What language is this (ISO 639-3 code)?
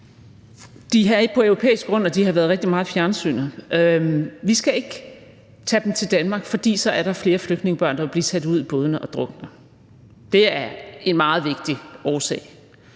dan